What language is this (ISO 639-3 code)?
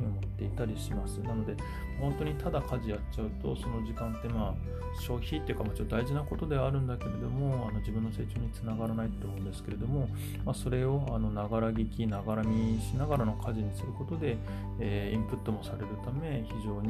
jpn